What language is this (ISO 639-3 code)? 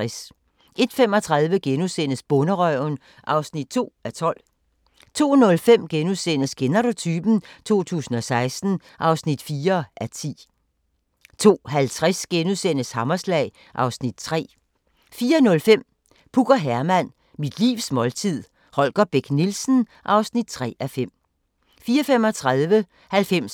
dan